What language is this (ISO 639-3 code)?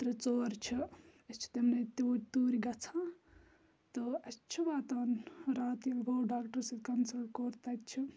kas